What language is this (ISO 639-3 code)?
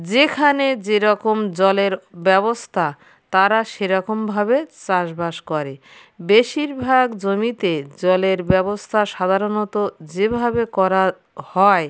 ben